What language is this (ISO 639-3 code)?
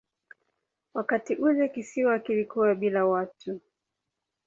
swa